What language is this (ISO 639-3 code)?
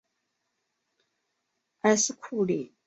zho